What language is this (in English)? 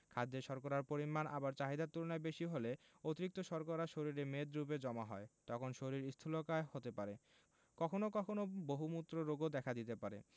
Bangla